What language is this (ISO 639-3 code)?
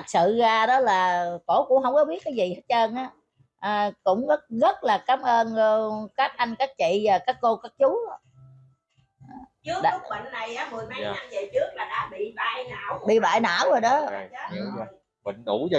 vie